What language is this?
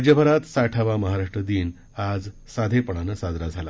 Marathi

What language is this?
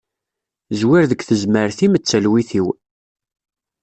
Kabyle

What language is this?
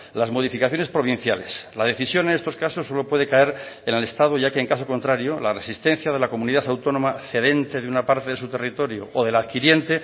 Spanish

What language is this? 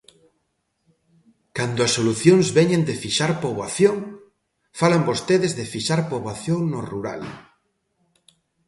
Galician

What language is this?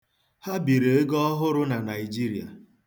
Igbo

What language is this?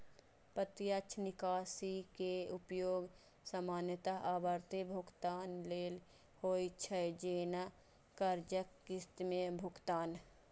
Maithili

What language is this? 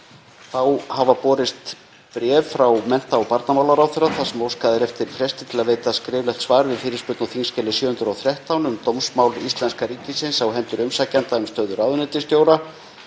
Icelandic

